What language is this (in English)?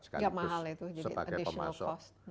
Indonesian